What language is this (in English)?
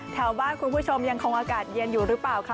Thai